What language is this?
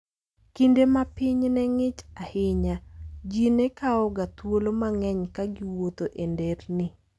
Luo (Kenya and Tanzania)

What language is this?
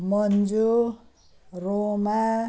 Nepali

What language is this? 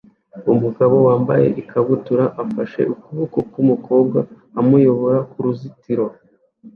Kinyarwanda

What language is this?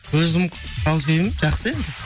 Kazakh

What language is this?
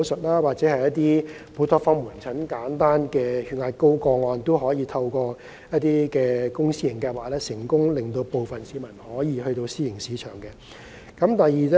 Cantonese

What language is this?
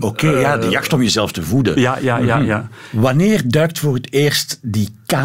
Dutch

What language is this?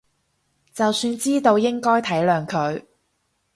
Cantonese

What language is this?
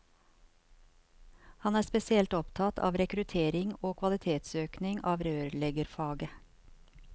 Norwegian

